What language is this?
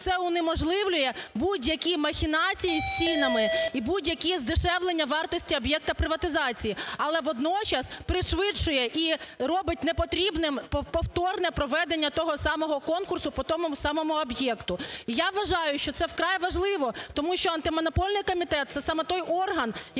Ukrainian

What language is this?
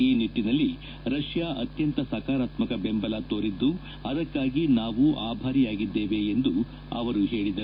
Kannada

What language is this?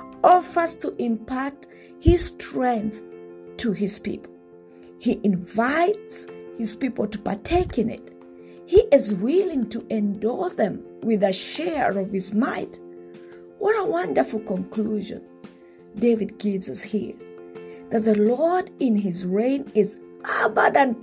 English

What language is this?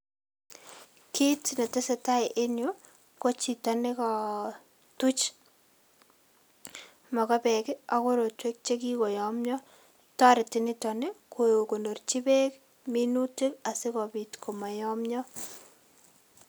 Kalenjin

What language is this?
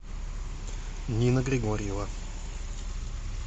Russian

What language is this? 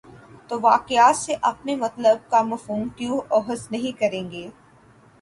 Urdu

